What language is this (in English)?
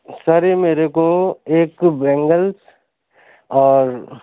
Urdu